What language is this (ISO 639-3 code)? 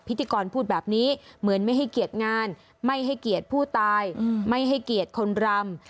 tha